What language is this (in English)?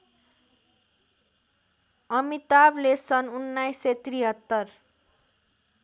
Nepali